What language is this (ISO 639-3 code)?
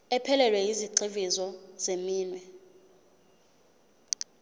zul